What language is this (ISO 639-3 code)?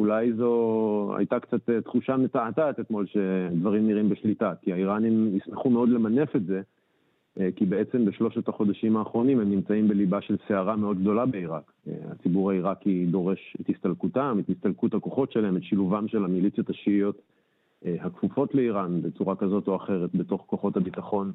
heb